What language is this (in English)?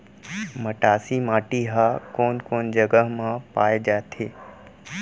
Chhattisgarhi